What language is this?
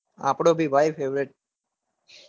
Gujarati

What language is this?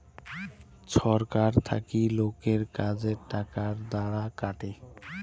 Bangla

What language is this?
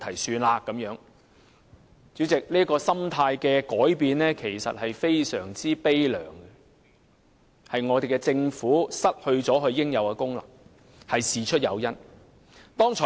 Cantonese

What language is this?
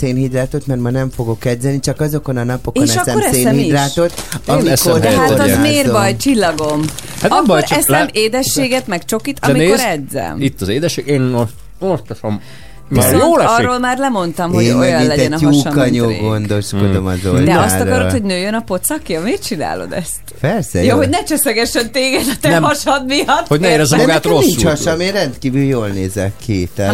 Hungarian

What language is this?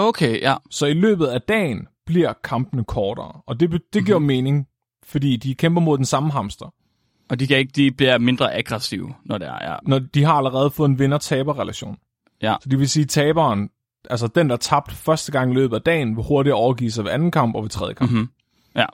Danish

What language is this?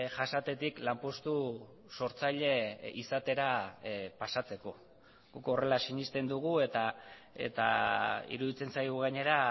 Basque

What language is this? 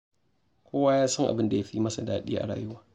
Hausa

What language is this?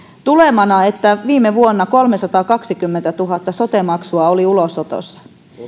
Finnish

